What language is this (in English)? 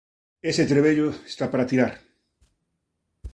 Galician